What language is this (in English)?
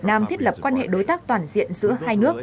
Vietnamese